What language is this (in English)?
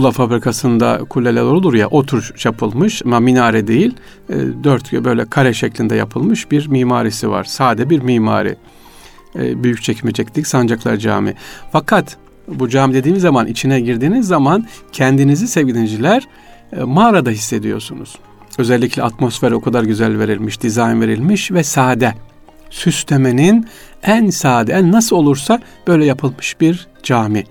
Turkish